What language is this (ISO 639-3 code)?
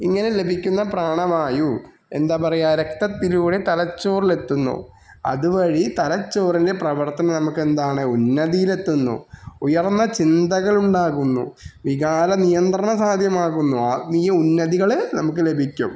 mal